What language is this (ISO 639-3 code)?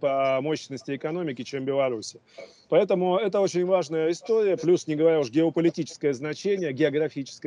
rus